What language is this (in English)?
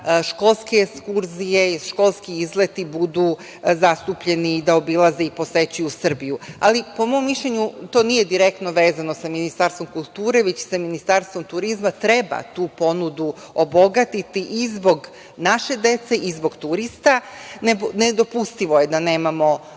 Serbian